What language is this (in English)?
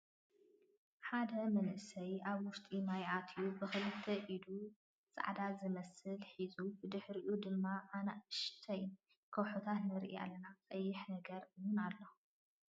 Tigrinya